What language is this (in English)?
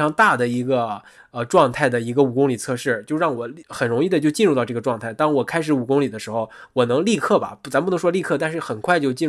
Chinese